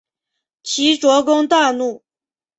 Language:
Chinese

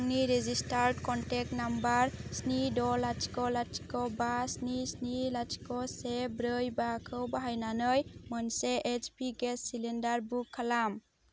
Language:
Bodo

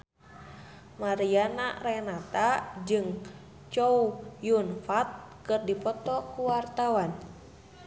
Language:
Sundanese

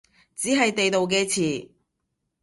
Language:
Cantonese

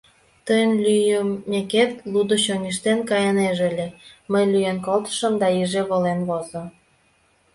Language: Mari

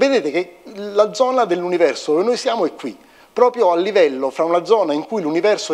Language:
Italian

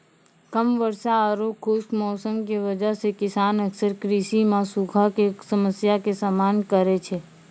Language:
Maithili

